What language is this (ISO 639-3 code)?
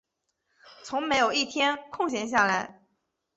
zho